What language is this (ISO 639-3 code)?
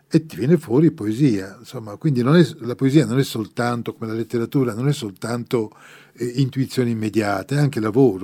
ita